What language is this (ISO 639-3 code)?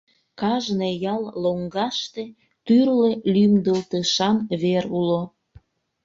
chm